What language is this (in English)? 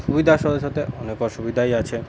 Bangla